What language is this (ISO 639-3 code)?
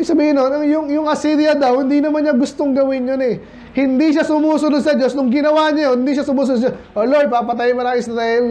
fil